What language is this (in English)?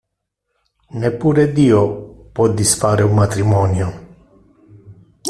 Italian